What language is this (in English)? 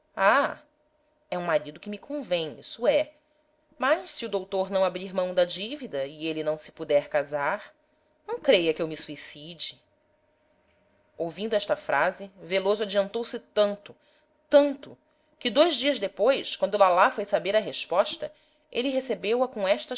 Portuguese